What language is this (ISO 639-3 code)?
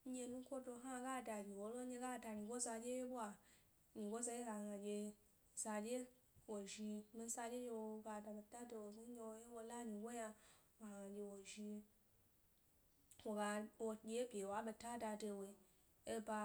gby